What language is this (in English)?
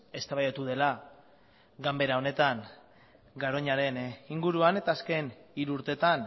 Basque